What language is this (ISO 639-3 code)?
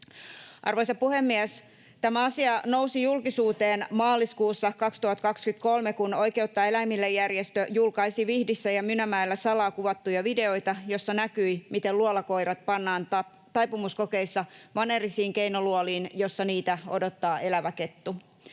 fin